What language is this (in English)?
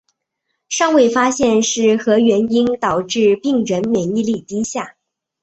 Chinese